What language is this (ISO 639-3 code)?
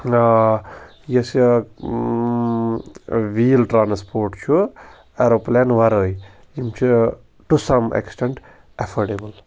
kas